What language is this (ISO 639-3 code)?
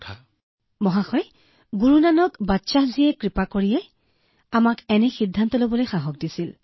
asm